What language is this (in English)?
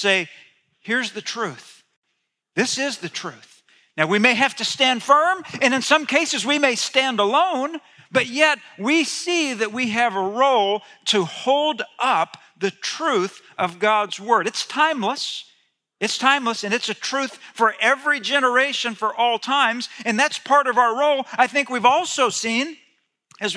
English